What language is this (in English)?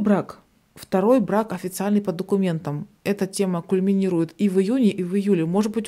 Russian